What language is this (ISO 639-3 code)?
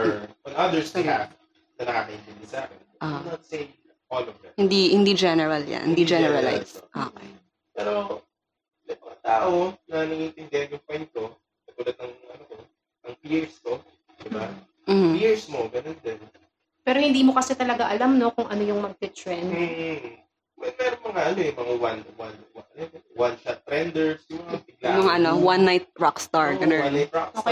fil